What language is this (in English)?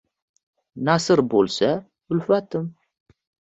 Uzbek